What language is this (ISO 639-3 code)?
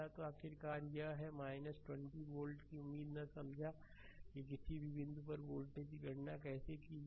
hin